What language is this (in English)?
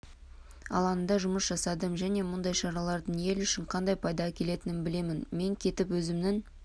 Kazakh